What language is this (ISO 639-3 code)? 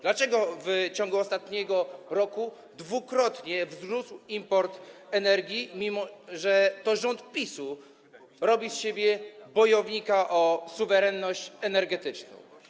pol